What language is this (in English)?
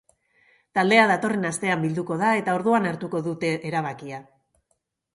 Basque